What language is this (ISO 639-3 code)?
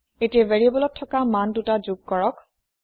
asm